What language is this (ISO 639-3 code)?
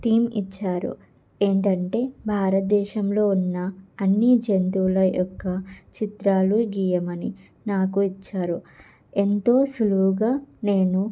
tel